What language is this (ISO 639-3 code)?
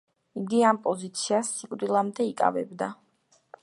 kat